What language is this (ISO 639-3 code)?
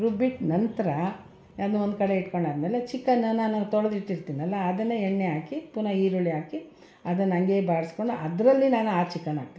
kan